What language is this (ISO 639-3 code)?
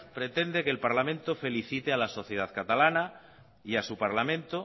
spa